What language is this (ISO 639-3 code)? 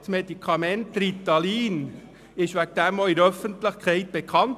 gsw